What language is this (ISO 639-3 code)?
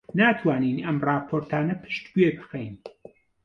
ckb